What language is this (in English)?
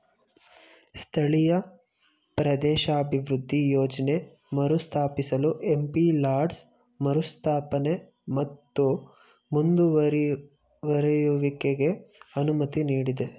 Kannada